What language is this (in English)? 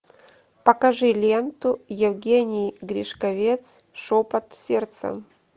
Russian